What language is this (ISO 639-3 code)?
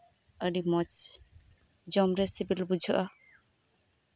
sat